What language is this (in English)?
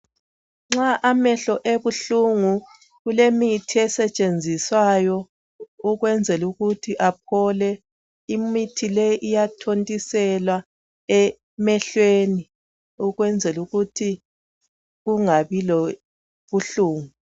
North Ndebele